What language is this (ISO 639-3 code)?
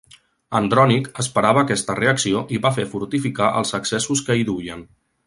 cat